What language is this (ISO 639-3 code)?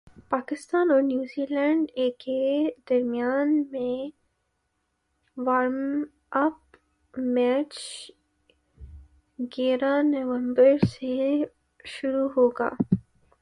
urd